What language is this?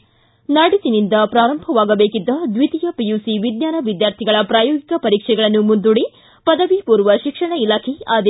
Kannada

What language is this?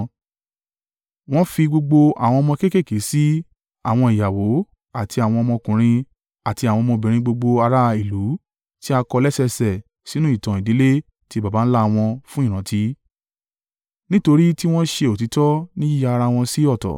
Yoruba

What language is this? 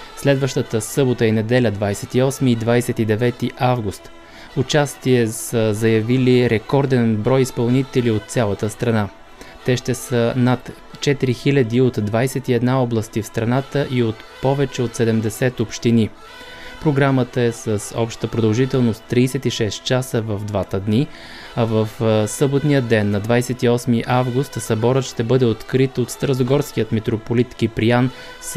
Bulgarian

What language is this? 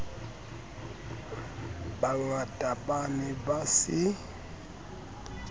Southern Sotho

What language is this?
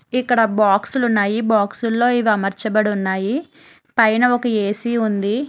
Telugu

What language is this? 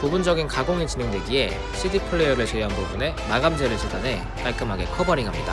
Korean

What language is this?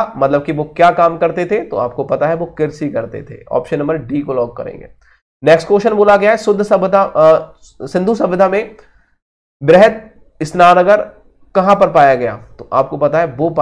Hindi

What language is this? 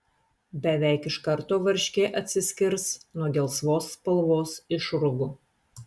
Lithuanian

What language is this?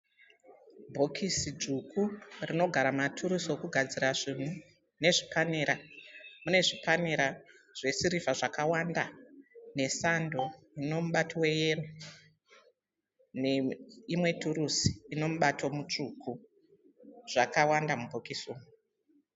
Shona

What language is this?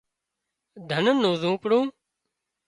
Wadiyara Koli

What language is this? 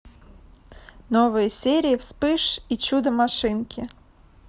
Russian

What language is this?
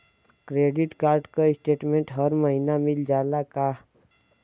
Bhojpuri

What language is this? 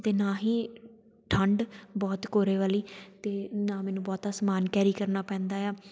Punjabi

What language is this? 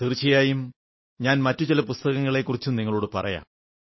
Malayalam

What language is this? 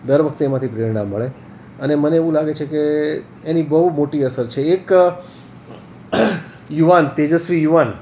Gujarati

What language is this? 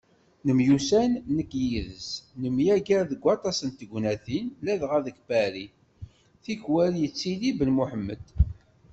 Kabyle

